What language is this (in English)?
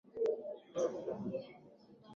Swahili